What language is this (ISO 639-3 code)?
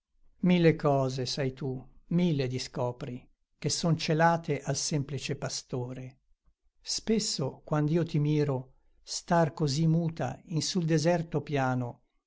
ita